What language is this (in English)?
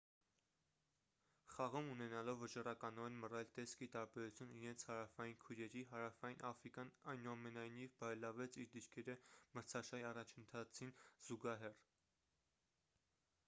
Armenian